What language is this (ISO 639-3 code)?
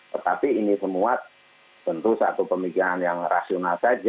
ind